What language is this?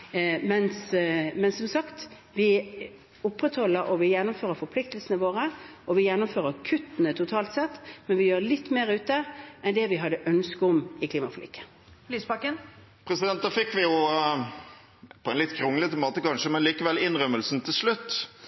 Norwegian Bokmål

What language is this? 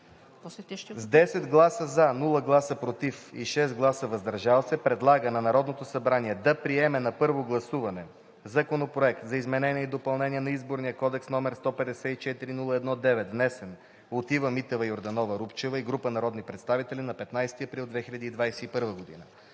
Bulgarian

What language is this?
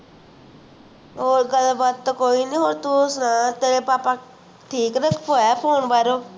Punjabi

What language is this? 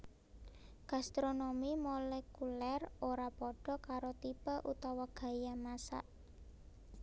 Javanese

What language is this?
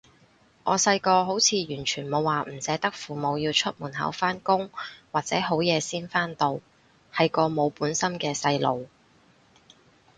Cantonese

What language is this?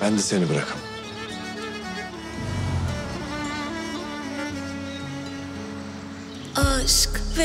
Turkish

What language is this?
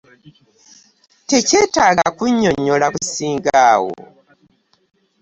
Ganda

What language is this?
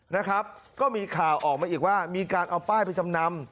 Thai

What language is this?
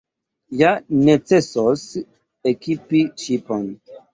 Esperanto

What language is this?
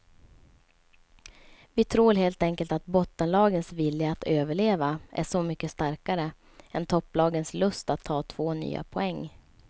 Swedish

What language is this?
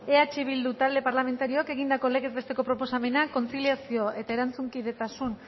Basque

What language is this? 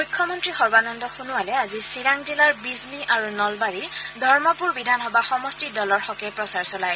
Assamese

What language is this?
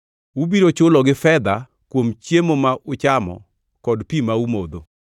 Luo (Kenya and Tanzania)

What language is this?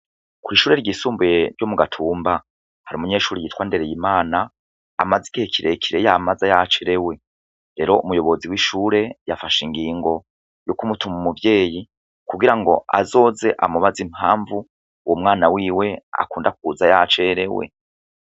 Rundi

